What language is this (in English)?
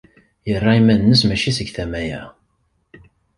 Kabyle